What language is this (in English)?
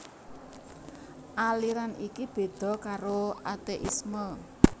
Javanese